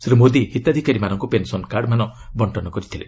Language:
Odia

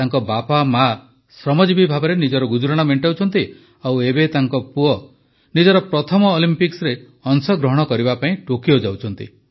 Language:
Odia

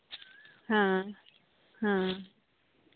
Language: Santali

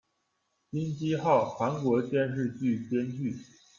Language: Chinese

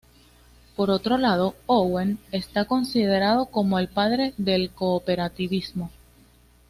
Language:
Spanish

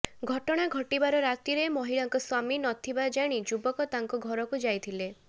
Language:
Odia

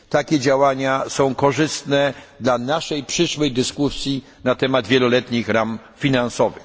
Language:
Polish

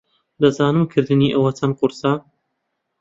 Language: Central Kurdish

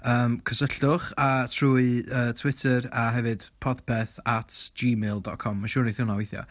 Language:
Welsh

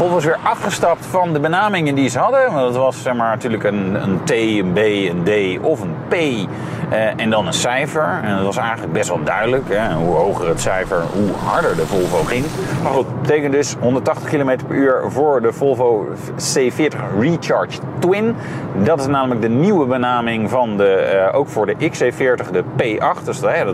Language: Dutch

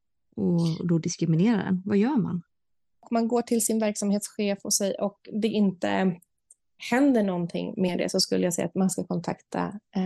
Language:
Swedish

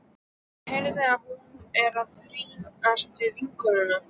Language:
Icelandic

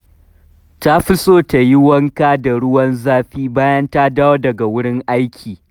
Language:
Hausa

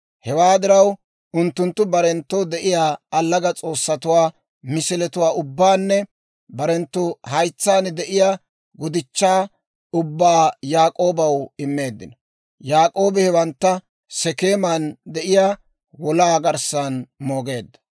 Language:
Dawro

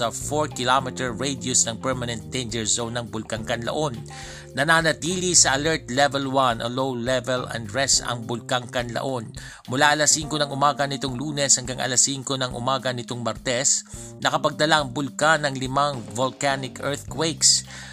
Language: Filipino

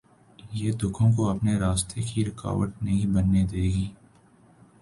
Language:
Urdu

